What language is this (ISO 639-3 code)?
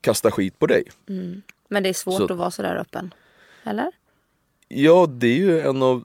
swe